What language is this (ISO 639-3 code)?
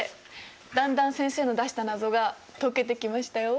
jpn